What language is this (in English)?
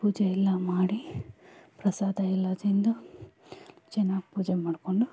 Kannada